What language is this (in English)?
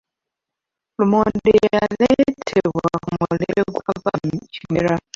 Ganda